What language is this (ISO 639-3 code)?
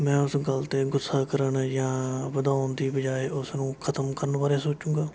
pan